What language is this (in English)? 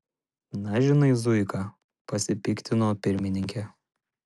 Lithuanian